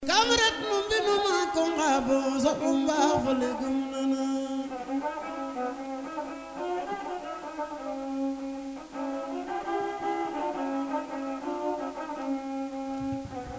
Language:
Serer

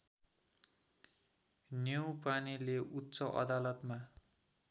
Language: Nepali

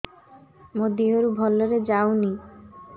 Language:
Odia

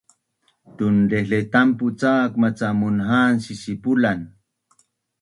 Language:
Bunun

